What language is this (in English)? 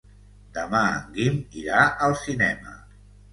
Catalan